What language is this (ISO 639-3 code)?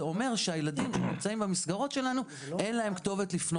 heb